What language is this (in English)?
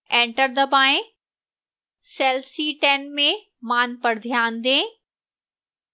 Hindi